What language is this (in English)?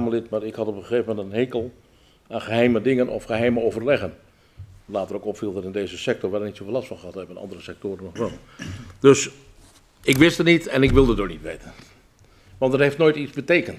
Dutch